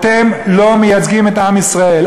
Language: Hebrew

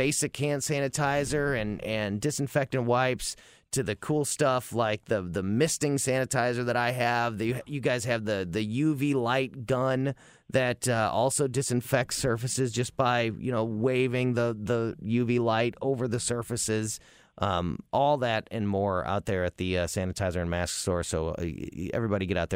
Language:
English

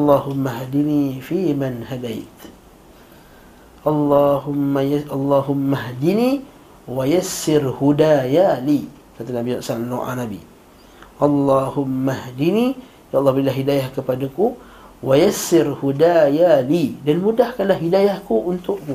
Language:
Malay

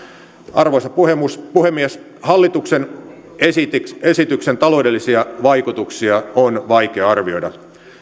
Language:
Finnish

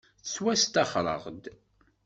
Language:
Kabyle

